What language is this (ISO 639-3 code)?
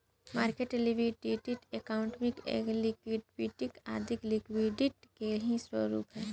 bho